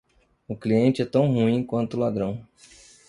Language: Portuguese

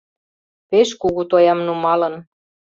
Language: Mari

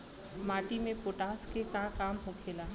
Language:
Bhojpuri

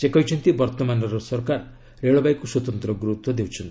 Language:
Odia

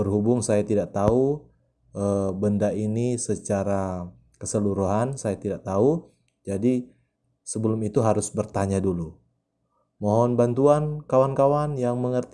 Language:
Indonesian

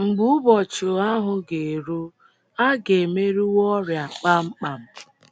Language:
Igbo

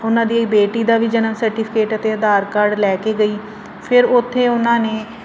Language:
Punjabi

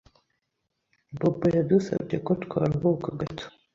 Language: Kinyarwanda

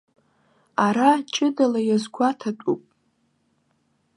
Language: Abkhazian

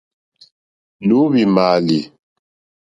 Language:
Mokpwe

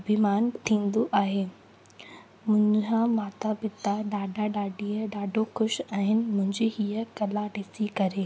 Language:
Sindhi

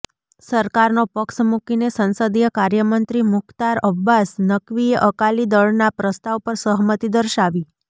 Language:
Gujarati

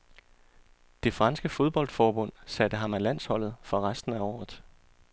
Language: Danish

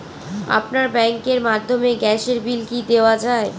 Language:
Bangla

